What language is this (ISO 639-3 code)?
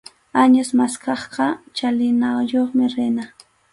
qxu